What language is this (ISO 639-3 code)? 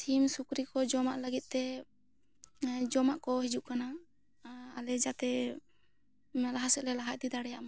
sat